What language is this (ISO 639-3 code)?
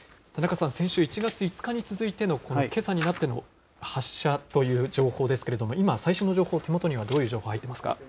jpn